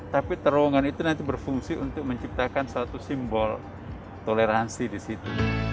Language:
Indonesian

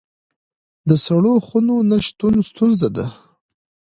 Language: Pashto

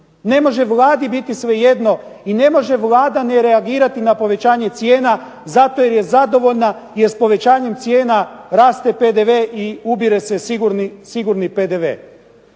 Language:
Croatian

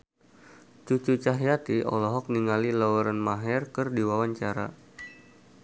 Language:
Sundanese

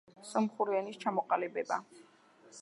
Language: Georgian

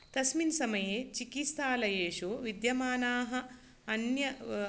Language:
Sanskrit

